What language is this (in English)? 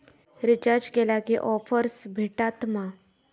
Marathi